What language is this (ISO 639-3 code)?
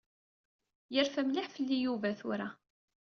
kab